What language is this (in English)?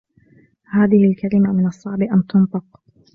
Arabic